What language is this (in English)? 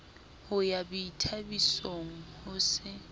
Southern Sotho